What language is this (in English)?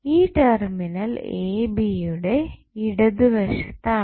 Malayalam